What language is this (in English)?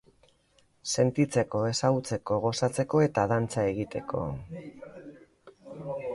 Basque